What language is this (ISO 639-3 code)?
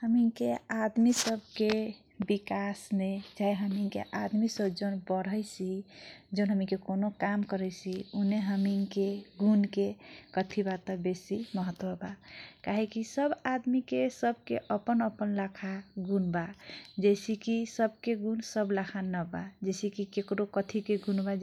thq